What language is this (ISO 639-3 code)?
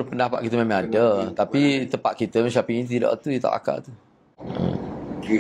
msa